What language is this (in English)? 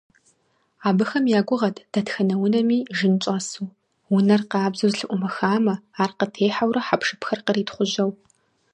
Kabardian